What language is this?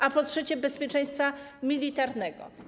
Polish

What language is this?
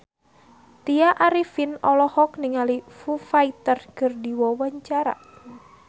Sundanese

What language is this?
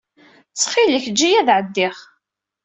Kabyle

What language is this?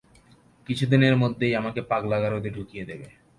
Bangla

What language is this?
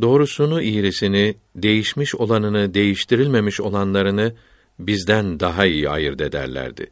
Turkish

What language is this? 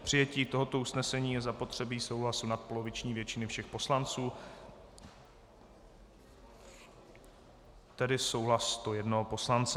Czech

